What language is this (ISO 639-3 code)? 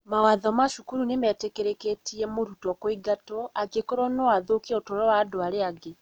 kik